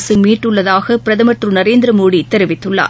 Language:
Tamil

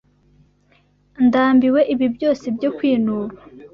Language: Kinyarwanda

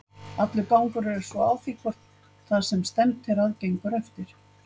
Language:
Icelandic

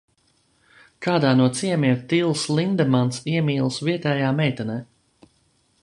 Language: Latvian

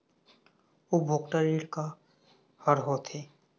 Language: Chhattisgarhi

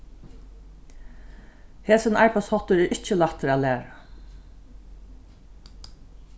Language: Faroese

